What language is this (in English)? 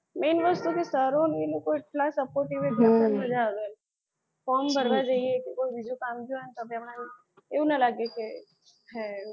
Gujarati